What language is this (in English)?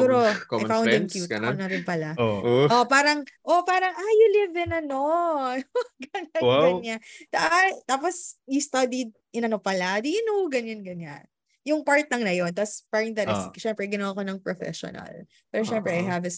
Filipino